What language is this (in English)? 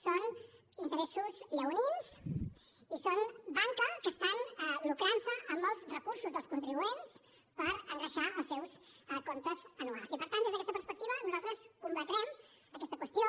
Catalan